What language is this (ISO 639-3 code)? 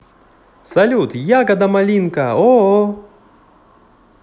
rus